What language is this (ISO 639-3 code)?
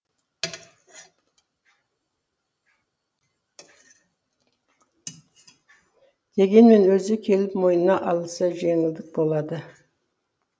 kaz